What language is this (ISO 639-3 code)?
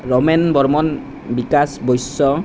asm